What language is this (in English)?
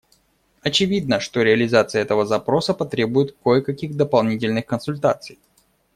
Russian